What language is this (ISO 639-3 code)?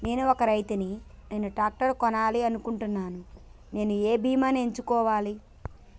tel